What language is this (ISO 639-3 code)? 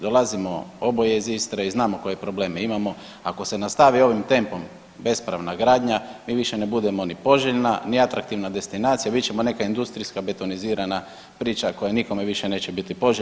hrv